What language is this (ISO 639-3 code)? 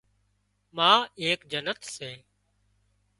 kxp